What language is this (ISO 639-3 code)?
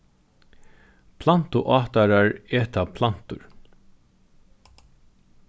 fao